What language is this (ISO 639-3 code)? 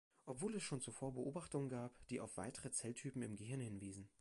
deu